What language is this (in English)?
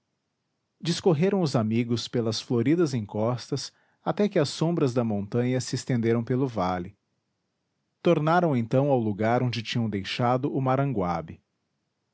Portuguese